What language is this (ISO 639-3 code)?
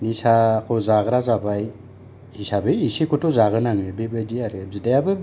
brx